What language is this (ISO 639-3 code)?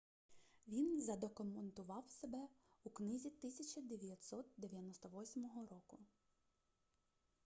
ukr